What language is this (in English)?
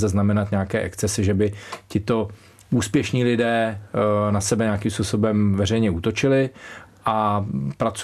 Czech